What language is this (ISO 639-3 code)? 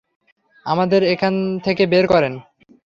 ben